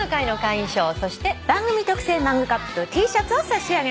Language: Japanese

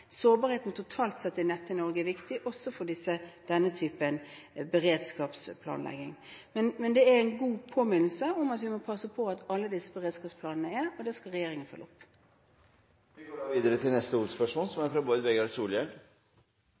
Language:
Norwegian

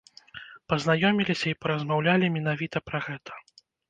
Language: Belarusian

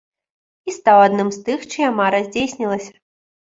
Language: Belarusian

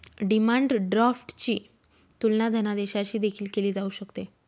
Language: Marathi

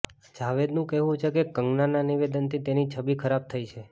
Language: Gujarati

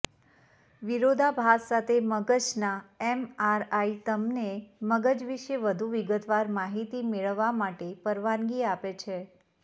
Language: Gujarati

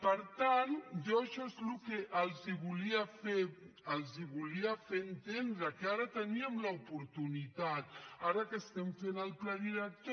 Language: Catalan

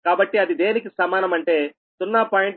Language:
Telugu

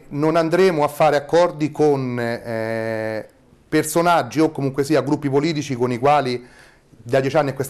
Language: Italian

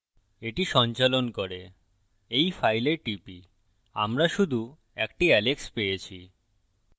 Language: Bangla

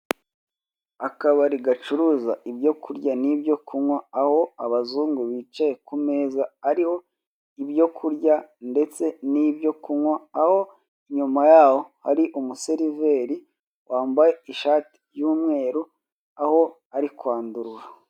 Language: Kinyarwanda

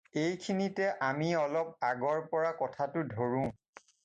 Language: Assamese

